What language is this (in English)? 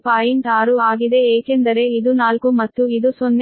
Kannada